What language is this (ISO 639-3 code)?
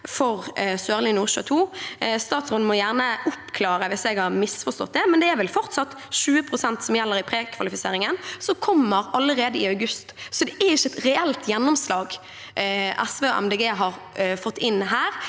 nor